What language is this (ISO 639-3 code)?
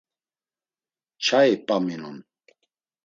lzz